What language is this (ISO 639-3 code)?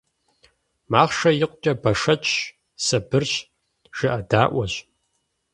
kbd